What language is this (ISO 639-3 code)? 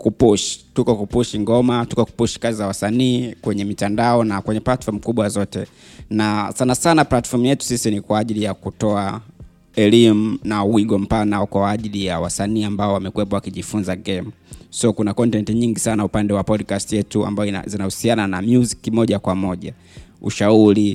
swa